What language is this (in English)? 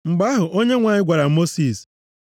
Igbo